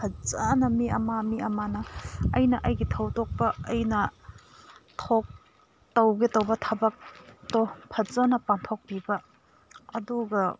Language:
Manipuri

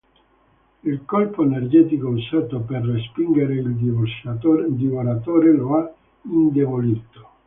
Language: Italian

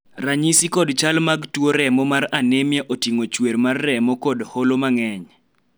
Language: Luo (Kenya and Tanzania)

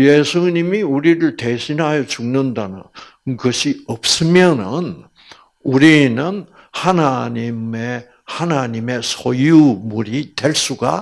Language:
Korean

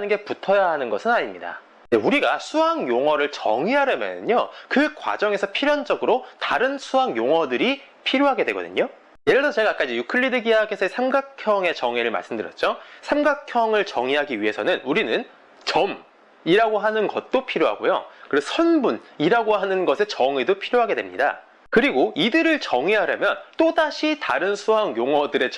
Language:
Korean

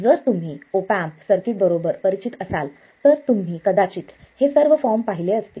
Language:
Marathi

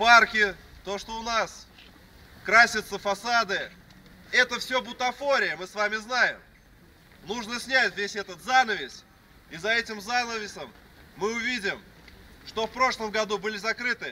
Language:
Russian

